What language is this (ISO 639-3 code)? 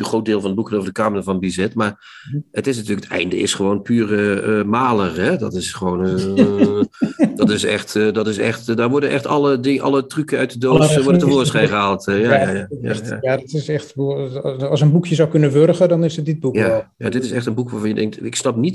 nld